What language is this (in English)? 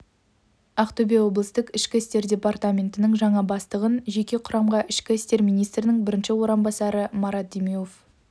Kazakh